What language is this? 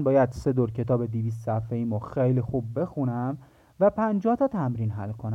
Persian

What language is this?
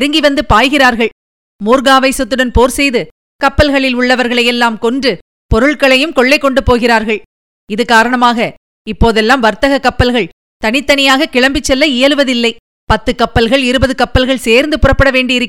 Tamil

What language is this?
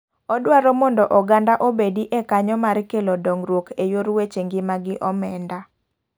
Luo (Kenya and Tanzania)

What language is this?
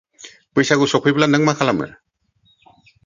Bodo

